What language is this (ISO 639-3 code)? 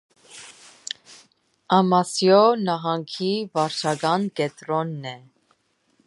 hye